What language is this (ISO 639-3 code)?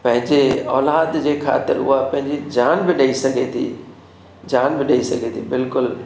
snd